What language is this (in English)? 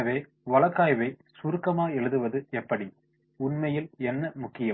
Tamil